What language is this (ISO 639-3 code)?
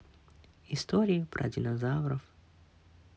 rus